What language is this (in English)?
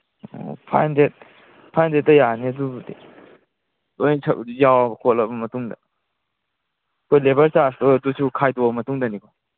Manipuri